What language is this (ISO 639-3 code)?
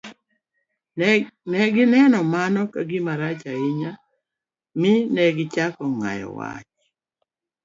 luo